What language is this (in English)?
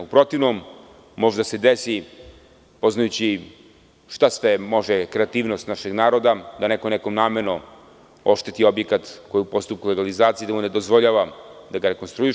Serbian